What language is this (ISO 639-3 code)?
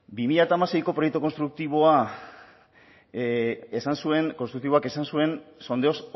eus